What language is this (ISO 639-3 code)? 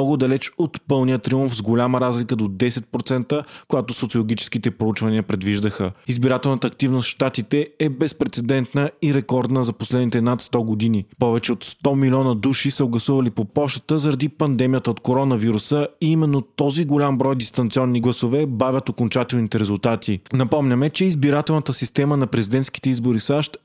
bul